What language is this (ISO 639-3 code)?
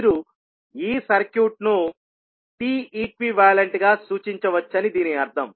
tel